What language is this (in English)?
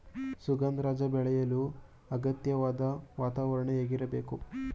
Kannada